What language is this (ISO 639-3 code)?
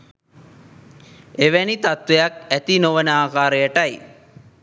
sin